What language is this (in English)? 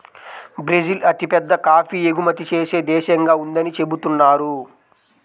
Telugu